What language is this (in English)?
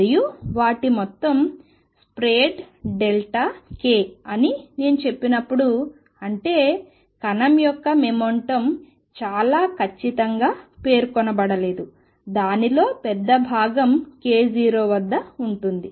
Telugu